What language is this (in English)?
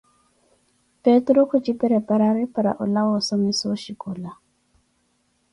Koti